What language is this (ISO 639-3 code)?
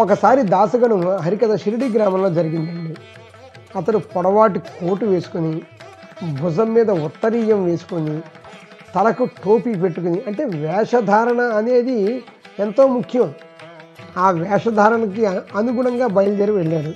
tel